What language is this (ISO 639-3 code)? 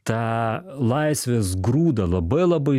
lit